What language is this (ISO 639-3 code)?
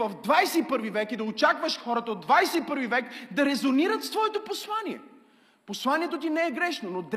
bul